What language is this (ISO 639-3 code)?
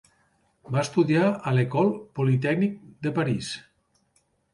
cat